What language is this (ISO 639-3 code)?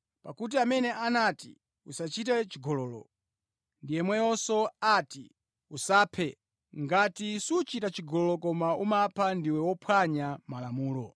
nya